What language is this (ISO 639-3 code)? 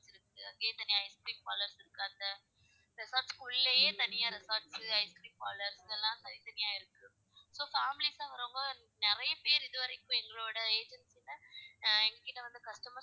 tam